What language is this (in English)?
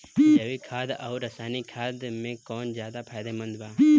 Bhojpuri